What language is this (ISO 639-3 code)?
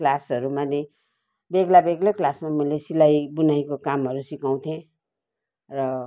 nep